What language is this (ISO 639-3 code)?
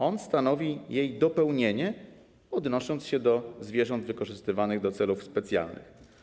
pol